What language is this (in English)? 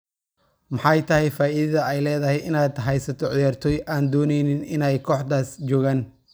Somali